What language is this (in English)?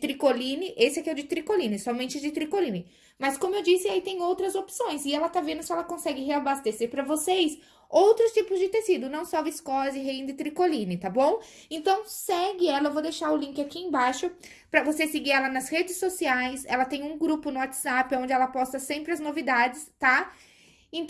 Portuguese